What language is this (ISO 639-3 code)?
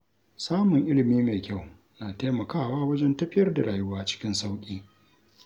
hau